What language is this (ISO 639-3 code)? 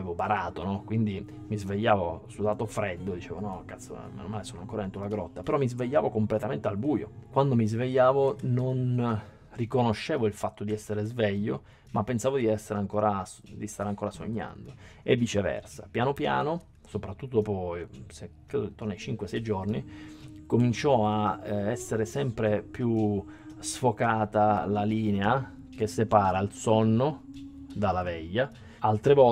ita